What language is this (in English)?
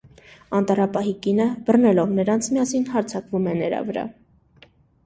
Armenian